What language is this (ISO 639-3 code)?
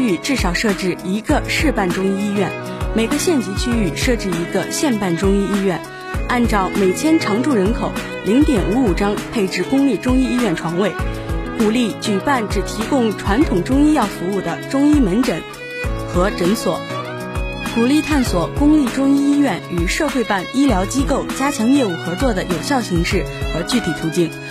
zho